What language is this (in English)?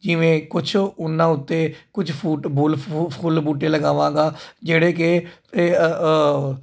Punjabi